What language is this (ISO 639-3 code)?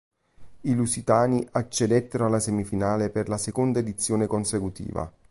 ita